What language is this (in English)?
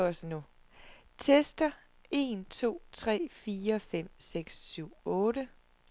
Danish